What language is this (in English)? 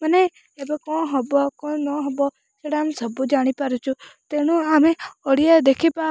Odia